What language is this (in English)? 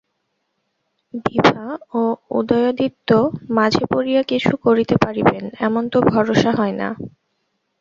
Bangla